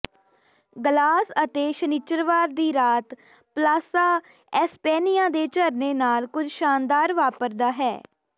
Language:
Punjabi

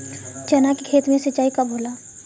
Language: Bhojpuri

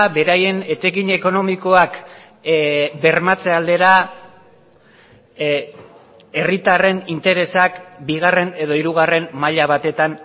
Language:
Basque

